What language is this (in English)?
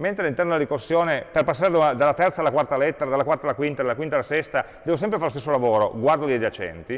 Italian